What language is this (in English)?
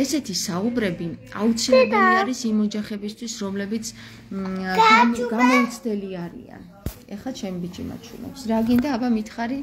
Romanian